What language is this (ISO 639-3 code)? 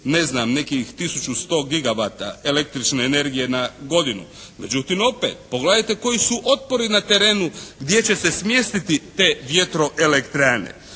hrv